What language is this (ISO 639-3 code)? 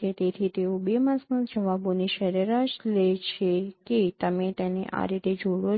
guj